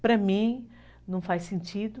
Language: Portuguese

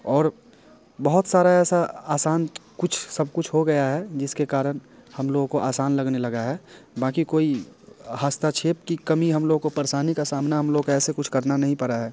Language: Hindi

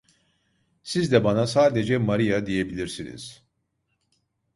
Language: Turkish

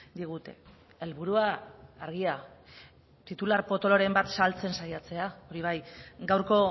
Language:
Basque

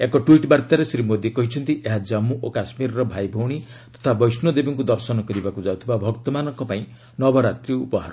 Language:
Odia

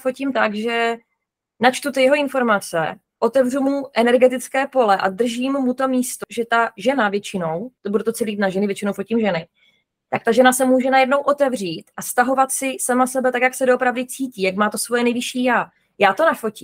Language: Czech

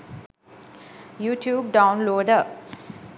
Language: Sinhala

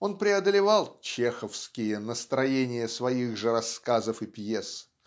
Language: Russian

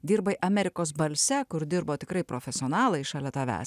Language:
Lithuanian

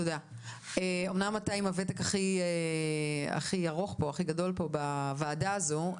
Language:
Hebrew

